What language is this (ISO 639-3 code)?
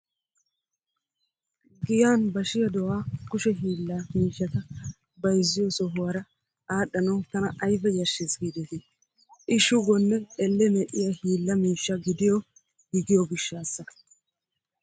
wal